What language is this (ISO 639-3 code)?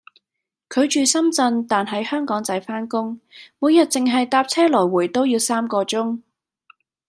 yue